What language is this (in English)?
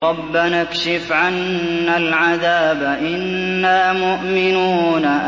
Arabic